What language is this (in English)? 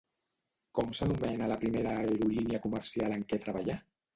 Catalan